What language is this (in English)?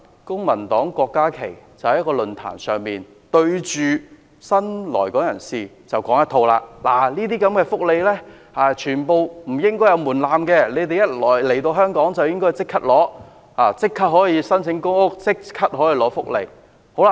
Cantonese